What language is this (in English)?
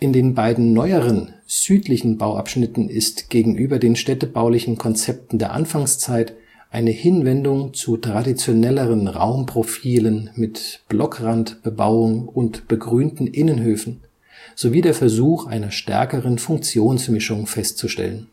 German